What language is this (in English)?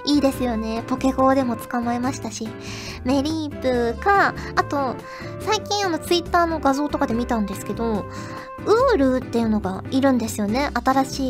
Japanese